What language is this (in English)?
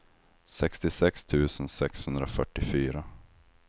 Swedish